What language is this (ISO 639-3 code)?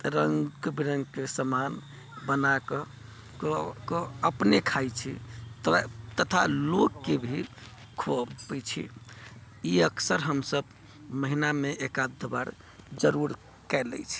mai